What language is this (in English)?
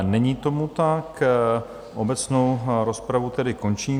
Czech